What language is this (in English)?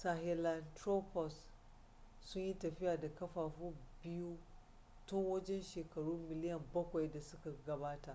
Hausa